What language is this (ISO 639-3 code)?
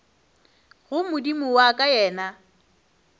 nso